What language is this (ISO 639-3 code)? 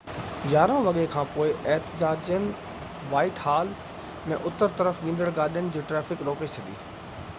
snd